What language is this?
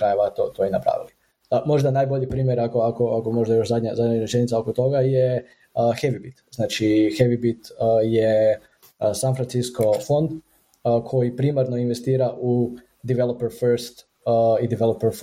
Croatian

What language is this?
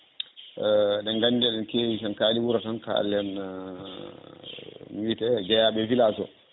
Fula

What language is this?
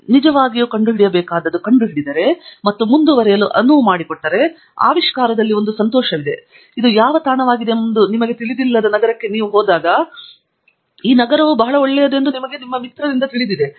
Kannada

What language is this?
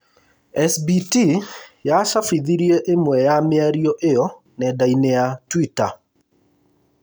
Kikuyu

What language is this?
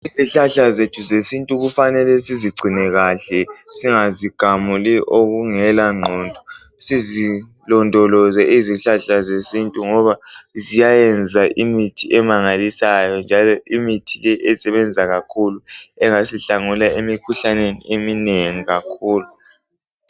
North Ndebele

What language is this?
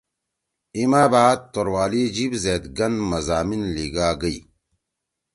Torwali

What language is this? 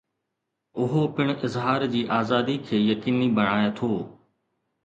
Sindhi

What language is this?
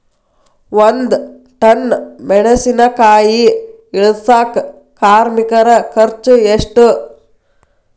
Kannada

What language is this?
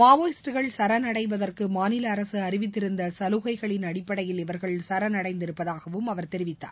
Tamil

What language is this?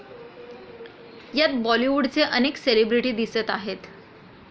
Marathi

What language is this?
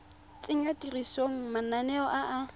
Tswana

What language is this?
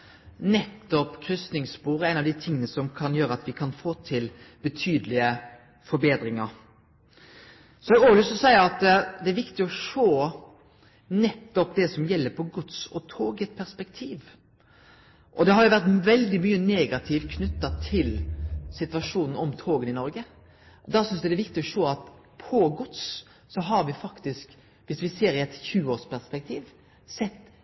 Norwegian Nynorsk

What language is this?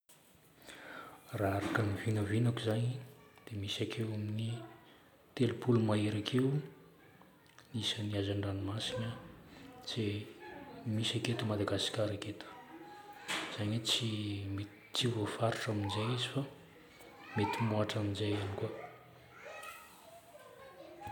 Northern Betsimisaraka Malagasy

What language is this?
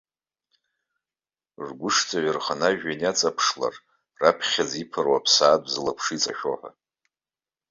Abkhazian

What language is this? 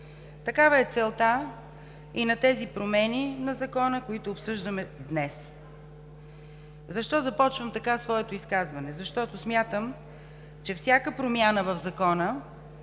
Bulgarian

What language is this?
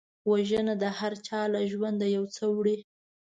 Pashto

